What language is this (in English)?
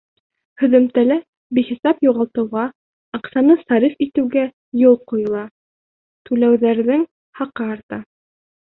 Bashkir